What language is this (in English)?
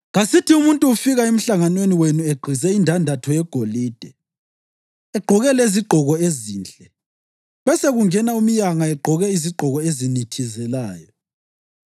North Ndebele